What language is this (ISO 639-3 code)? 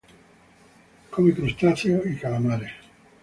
spa